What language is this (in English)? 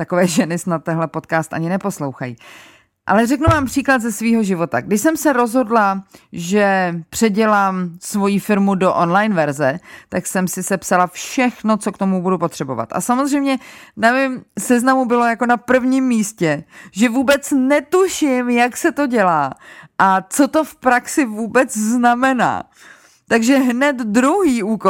Czech